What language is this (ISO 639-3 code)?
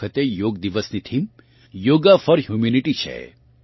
guj